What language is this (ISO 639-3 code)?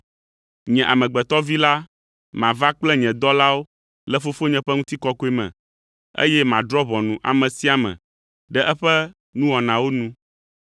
ewe